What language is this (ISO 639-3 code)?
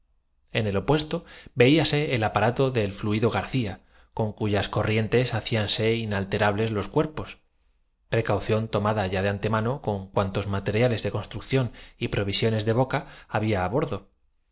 spa